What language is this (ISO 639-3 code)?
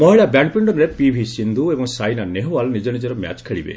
ori